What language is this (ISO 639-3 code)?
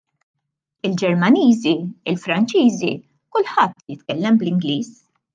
mlt